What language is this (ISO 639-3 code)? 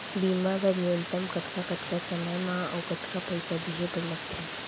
hne